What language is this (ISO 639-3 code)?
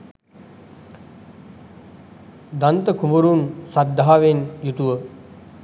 sin